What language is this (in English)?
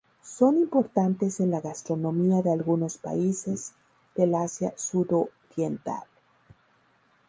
Spanish